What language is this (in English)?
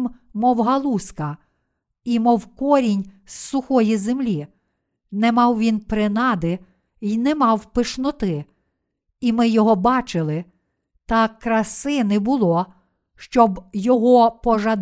Ukrainian